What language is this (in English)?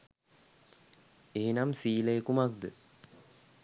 Sinhala